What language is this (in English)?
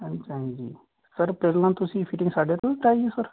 Punjabi